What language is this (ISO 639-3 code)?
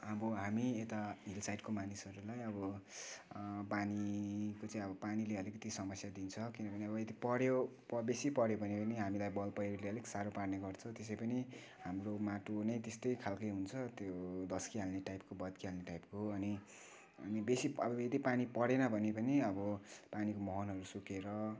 nep